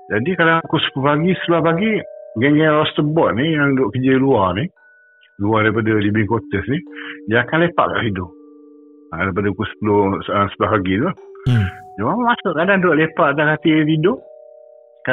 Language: Malay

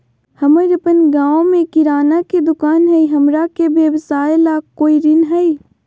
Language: Magahi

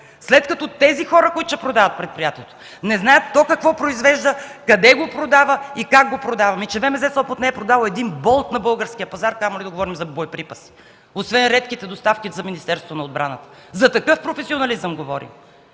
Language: Bulgarian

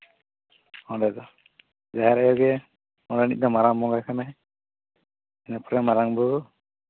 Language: Santali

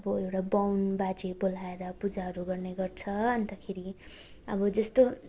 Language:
Nepali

